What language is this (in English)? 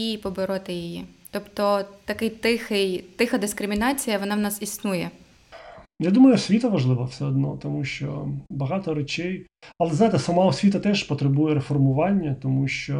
Ukrainian